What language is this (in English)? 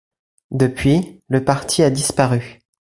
French